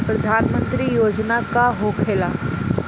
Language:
Bhojpuri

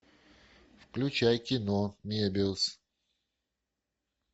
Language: Russian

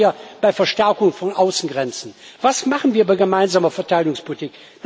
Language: German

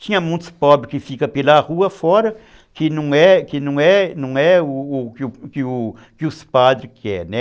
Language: Portuguese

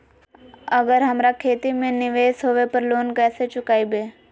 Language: Magahi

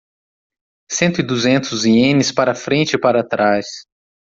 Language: Portuguese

